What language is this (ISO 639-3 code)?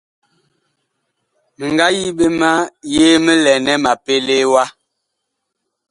bkh